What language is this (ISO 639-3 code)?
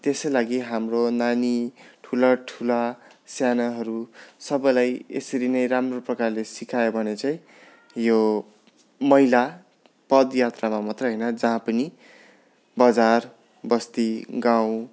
nep